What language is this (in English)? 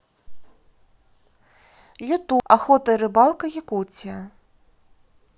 Russian